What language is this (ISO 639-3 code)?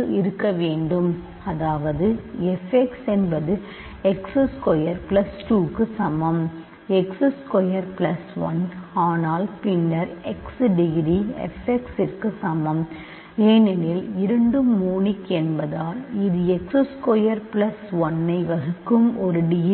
tam